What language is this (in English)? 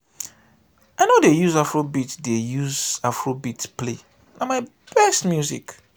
Nigerian Pidgin